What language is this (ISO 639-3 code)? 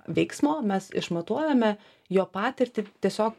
lit